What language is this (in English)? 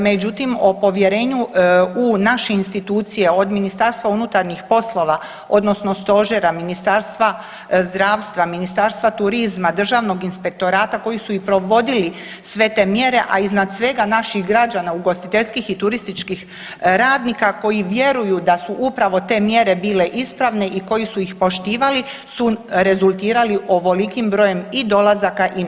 Croatian